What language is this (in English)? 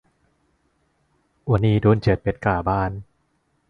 Thai